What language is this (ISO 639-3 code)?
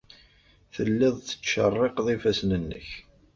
kab